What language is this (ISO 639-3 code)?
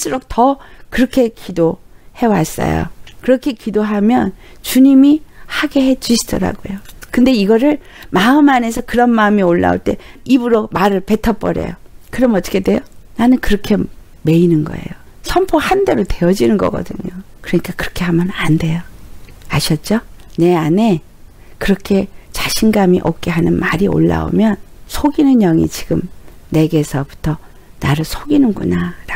kor